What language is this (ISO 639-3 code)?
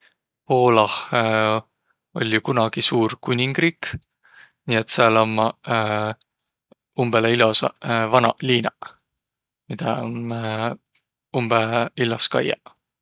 vro